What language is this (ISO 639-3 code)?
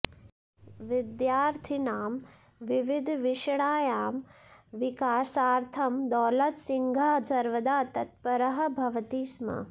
san